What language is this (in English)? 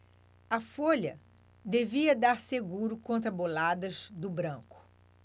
Portuguese